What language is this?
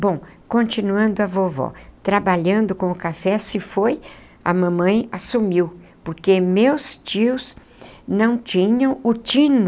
Portuguese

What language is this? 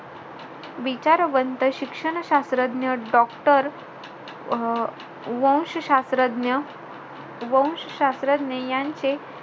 Marathi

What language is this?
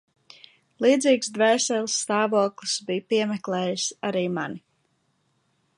Latvian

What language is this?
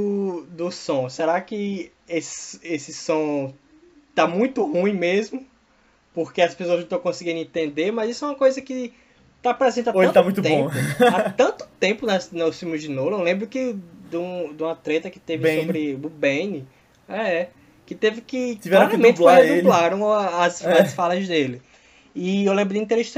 Portuguese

